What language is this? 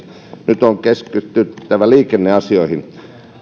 Finnish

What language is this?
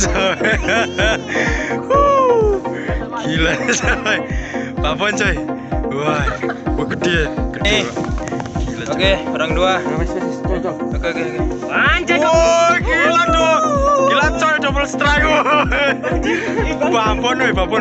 Indonesian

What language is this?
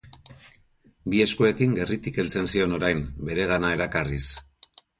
Basque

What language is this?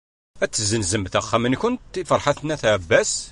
Kabyle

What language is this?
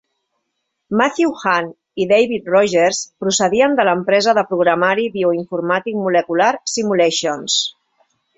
Catalan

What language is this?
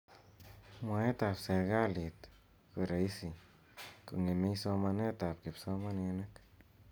Kalenjin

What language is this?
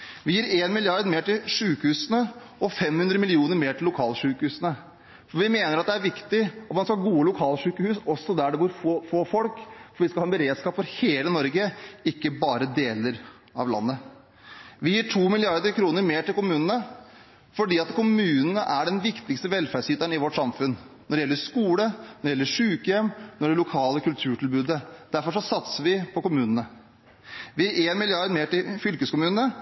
Norwegian Bokmål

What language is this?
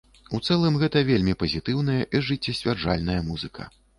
Belarusian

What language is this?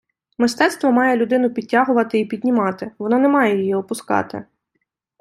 Ukrainian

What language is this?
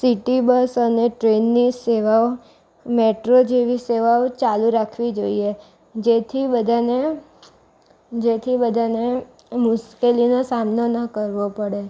Gujarati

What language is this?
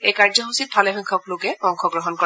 Assamese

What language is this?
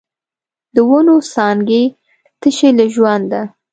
Pashto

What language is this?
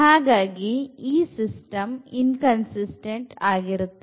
Kannada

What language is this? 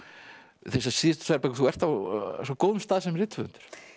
Icelandic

